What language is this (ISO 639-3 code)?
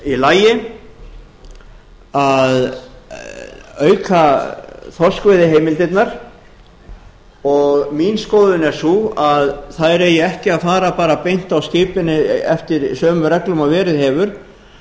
isl